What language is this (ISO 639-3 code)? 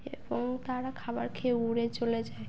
ben